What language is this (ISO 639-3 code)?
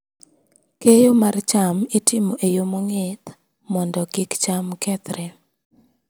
luo